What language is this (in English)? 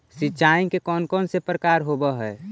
Magahi